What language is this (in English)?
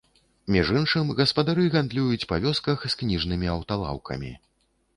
Belarusian